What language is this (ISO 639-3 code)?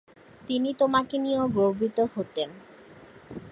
ben